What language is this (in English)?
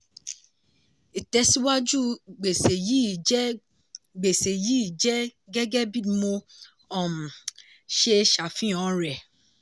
Yoruba